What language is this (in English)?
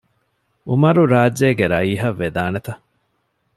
Divehi